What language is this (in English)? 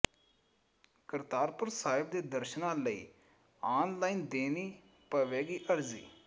Punjabi